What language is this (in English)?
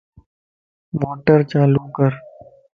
Lasi